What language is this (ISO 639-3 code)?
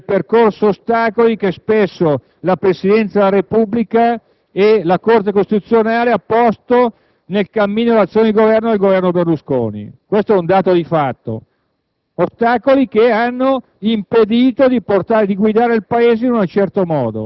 ita